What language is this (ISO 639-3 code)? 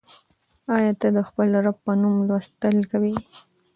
pus